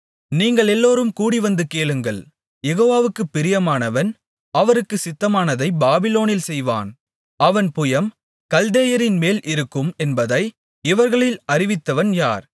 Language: Tamil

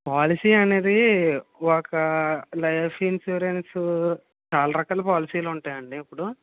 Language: Telugu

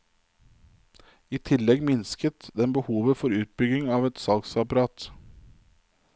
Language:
Norwegian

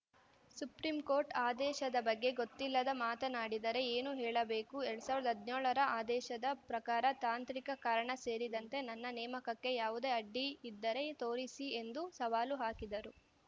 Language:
Kannada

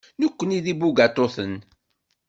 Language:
Kabyle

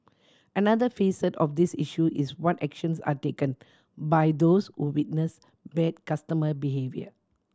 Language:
English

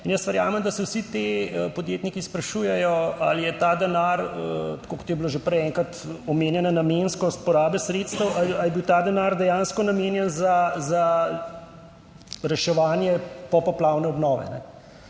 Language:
Slovenian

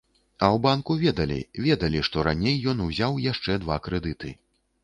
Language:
Belarusian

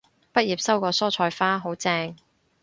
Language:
Cantonese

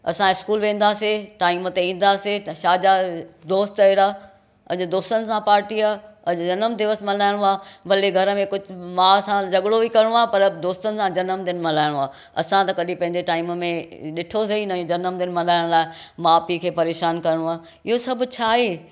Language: Sindhi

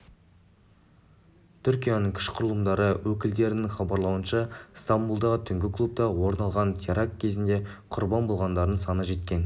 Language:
Kazakh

